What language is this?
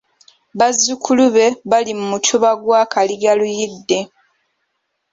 Ganda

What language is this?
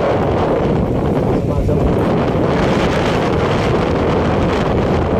Indonesian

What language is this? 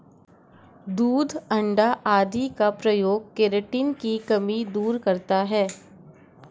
Hindi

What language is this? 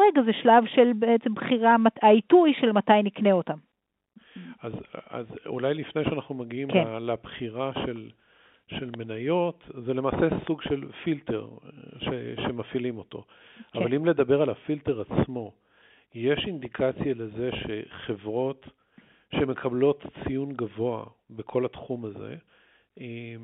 Hebrew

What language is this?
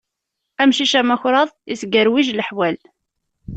Kabyle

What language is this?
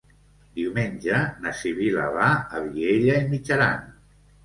Catalan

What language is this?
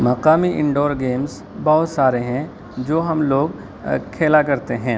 Urdu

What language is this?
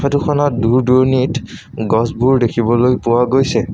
Assamese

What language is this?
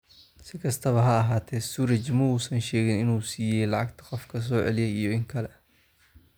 Somali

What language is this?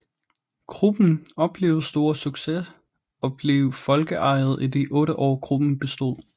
Danish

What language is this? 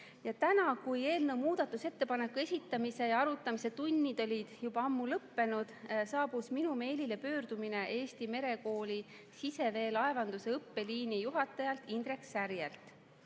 Estonian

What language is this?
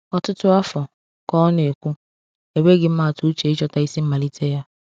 Igbo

